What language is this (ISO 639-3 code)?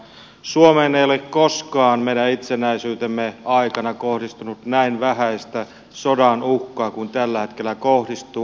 fin